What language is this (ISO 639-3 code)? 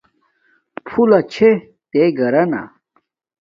dmk